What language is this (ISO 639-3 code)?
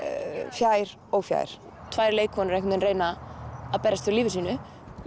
isl